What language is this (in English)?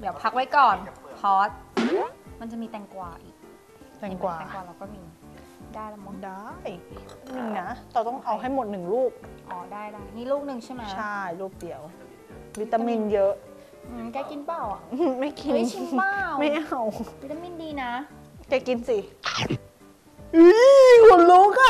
Thai